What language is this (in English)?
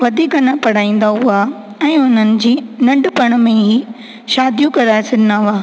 Sindhi